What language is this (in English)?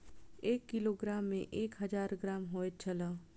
Maithili